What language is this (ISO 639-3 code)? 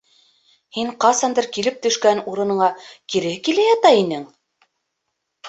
bak